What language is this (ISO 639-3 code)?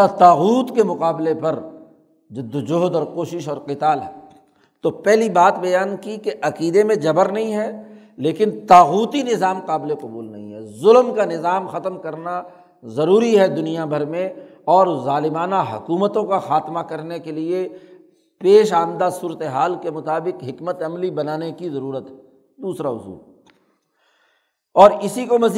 urd